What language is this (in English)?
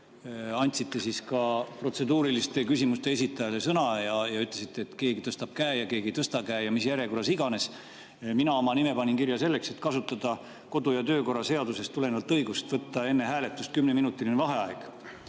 Estonian